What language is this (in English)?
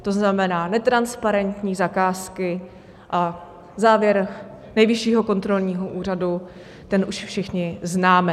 Czech